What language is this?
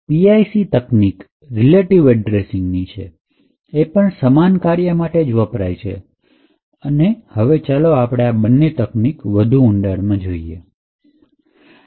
Gujarati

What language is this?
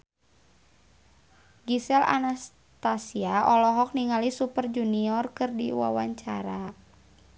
Sundanese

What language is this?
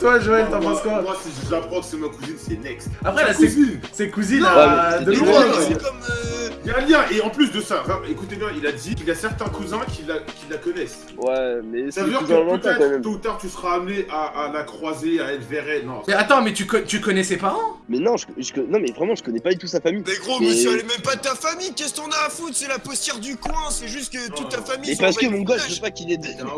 French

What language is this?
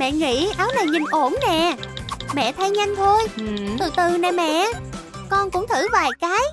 Vietnamese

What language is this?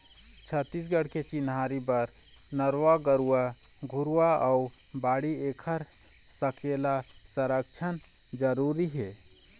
Chhattisgarhi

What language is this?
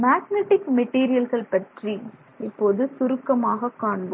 Tamil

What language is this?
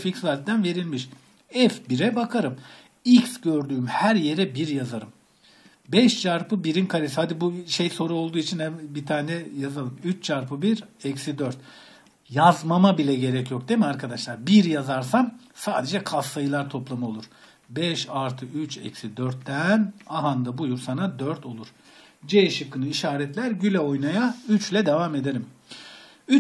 Turkish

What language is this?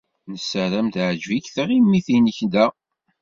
Kabyle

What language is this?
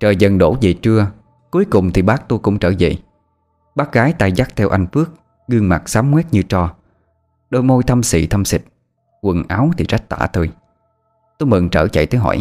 Vietnamese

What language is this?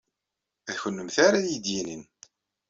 Kabyle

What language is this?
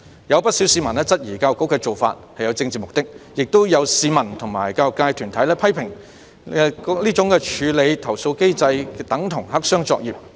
Cantonese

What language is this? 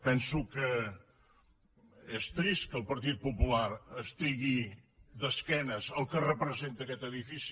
Catalan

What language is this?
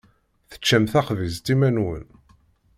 Kabyle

